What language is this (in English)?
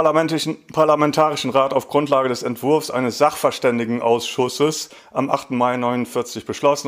German